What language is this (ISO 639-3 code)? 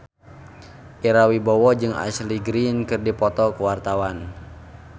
sun